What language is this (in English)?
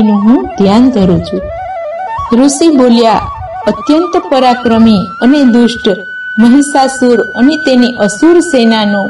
Gujarati